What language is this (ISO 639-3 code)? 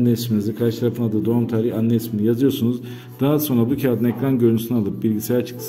tur